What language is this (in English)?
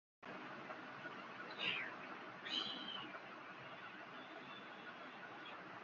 Bangla